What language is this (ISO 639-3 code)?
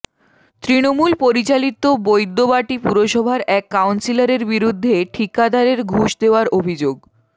ben